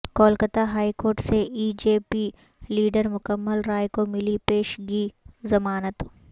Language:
Urdu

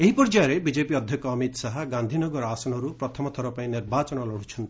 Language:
Odia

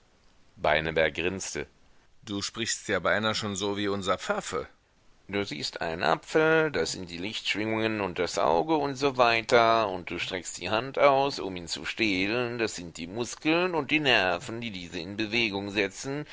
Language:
German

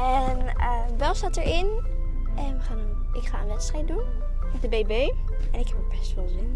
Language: Dutch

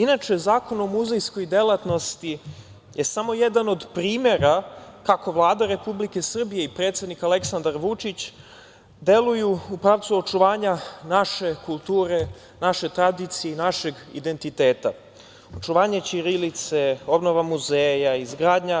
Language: Serbian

